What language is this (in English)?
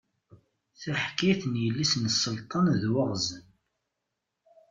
Kabyle